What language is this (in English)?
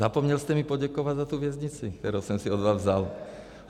Czech